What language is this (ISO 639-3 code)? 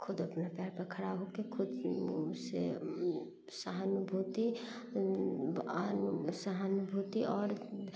mai